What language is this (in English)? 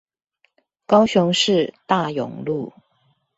Chinese